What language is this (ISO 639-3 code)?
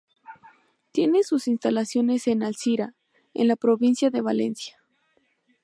spa